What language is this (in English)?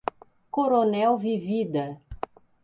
Portuguese